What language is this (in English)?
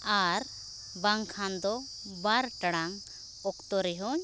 Santali